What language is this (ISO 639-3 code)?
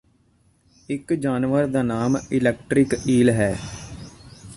pan